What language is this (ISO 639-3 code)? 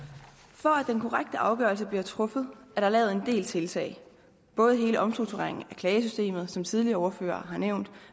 dan